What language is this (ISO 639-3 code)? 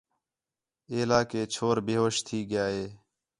xhe